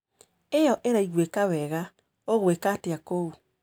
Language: Kikuyu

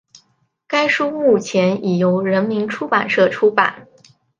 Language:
Chinese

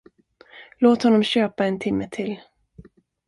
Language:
Swedish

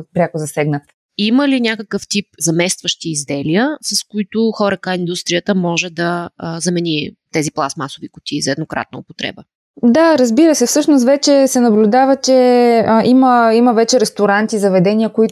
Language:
Bulgarian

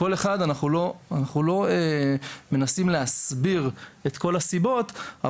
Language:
Hebrew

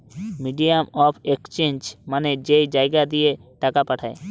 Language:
Bangla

